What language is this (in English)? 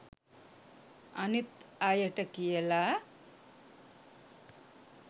Sinhala